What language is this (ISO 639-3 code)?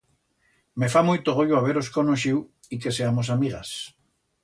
arg